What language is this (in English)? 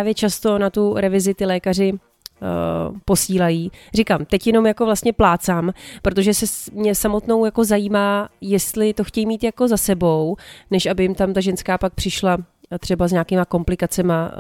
Czech